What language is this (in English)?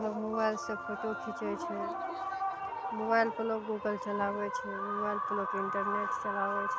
Maithili